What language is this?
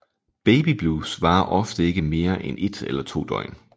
Danish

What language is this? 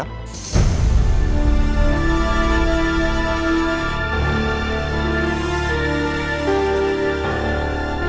Indonesian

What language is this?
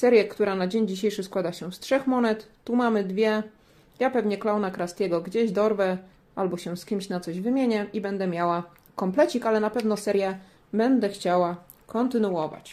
Polish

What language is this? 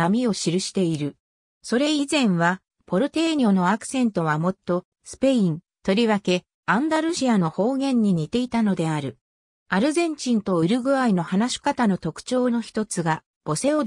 Japanese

